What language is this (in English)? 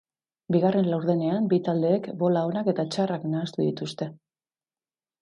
Basque